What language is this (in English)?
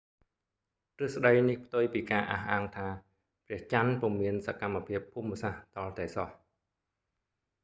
Khmer